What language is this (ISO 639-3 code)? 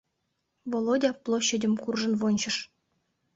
chm